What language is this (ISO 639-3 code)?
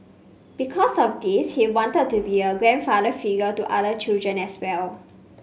eng